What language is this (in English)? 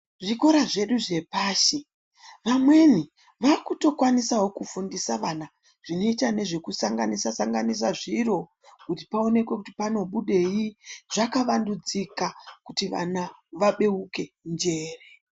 Ndau